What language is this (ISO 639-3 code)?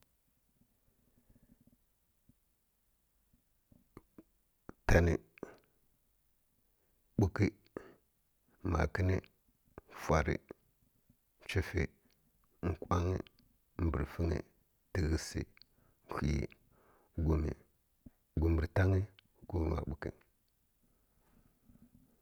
fkk